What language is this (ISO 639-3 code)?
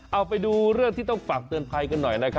tha